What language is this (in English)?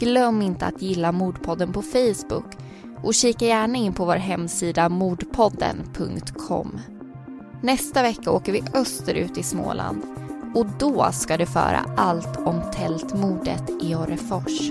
Swedish